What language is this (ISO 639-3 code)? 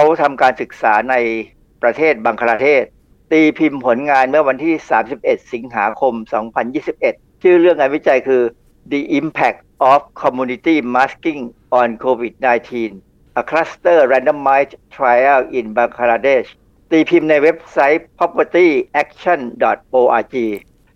tha